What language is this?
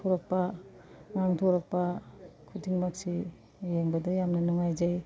Manipuri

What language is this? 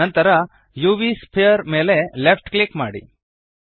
Kannada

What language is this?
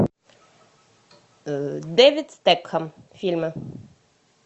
Russian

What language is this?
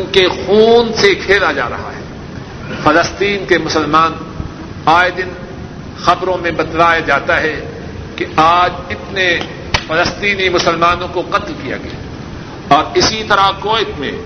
Urdu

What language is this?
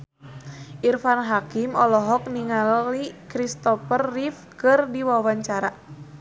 Sundanese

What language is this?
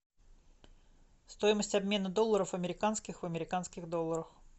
Russian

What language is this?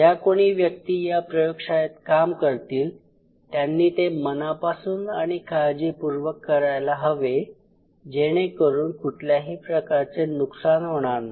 Marathi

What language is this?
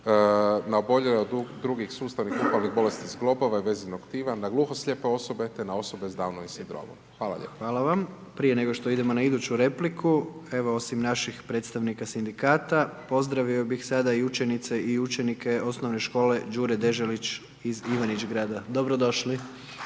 Croatian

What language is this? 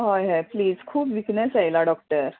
Konkani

